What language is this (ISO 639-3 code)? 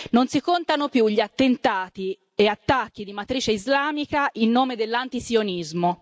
ita